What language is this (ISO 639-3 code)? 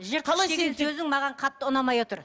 kaz